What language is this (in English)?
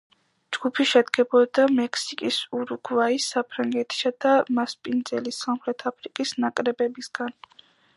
Georgian